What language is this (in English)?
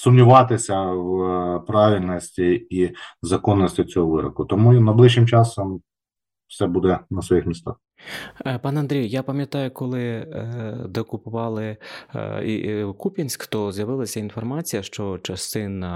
Ukrainian